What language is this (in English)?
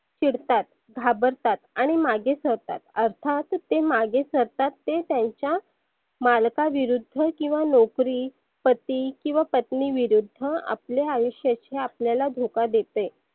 Marathi